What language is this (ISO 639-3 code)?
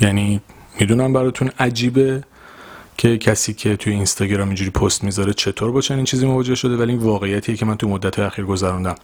fas